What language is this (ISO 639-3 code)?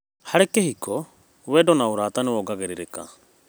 kik